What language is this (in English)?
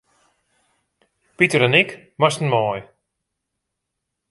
Western Frisian